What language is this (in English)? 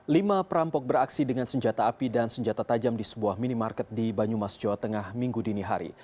Indonesian